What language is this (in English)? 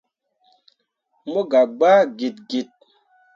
Mundang